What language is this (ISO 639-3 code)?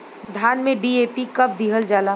bho